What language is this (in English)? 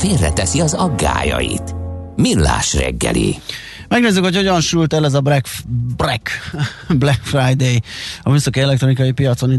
Hungarian